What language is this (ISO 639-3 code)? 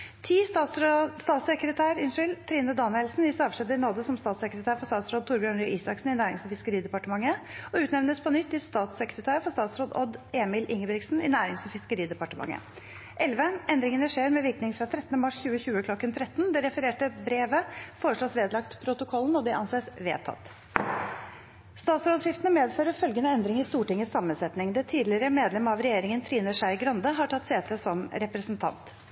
nob